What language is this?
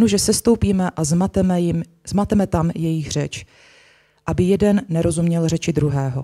Czech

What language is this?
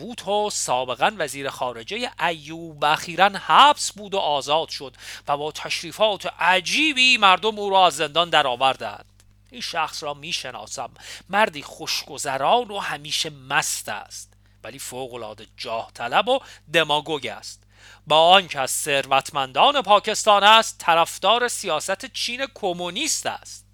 Persian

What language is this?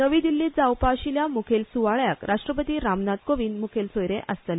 Konkani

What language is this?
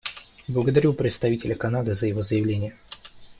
Russian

